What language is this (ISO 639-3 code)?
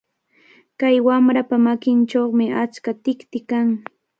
qvl